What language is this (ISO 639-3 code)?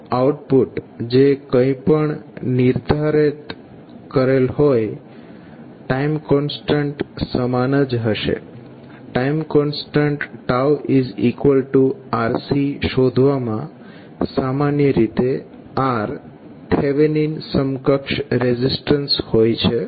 guj